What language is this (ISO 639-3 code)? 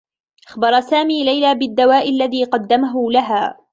ara